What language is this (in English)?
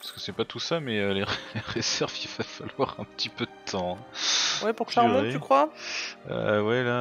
French